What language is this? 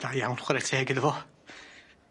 Welsh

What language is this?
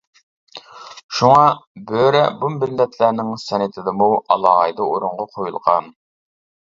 Uyghur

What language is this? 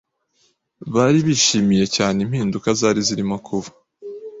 Kinyarwanda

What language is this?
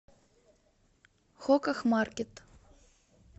Russian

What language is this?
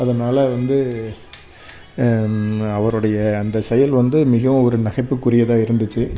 Tamil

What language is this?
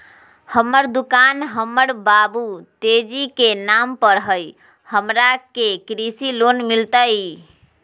Magahi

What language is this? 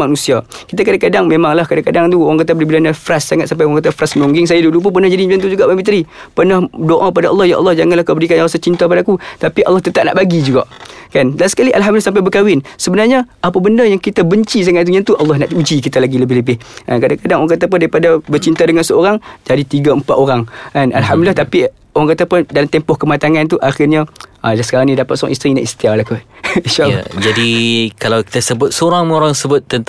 Malay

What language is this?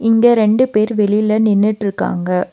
Tamil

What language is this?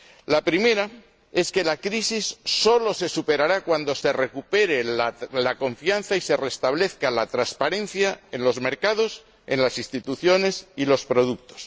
Spanish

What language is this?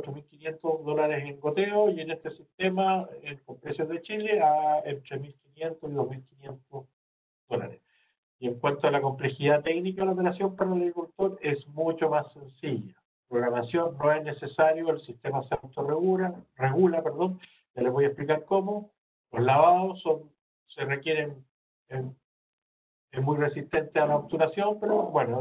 Spanish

